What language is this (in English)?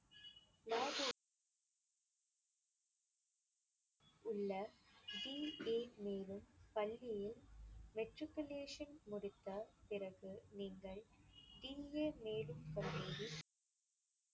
Tamil